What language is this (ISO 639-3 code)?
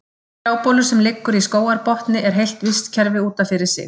isl